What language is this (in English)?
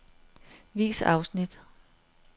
Danish